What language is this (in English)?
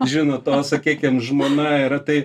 Lithuanian